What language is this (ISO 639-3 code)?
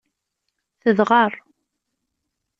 kab